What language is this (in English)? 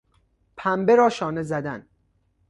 Persian